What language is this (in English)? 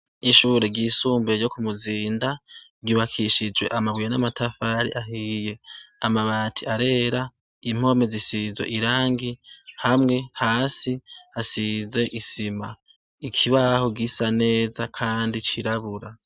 Rundi